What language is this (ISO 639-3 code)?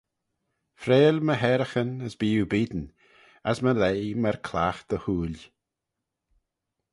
glv